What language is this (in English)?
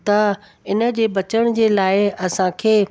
Sindhi